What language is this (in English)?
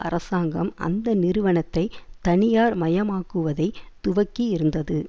Tamil